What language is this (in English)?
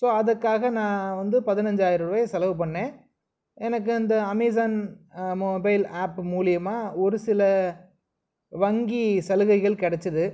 Tamil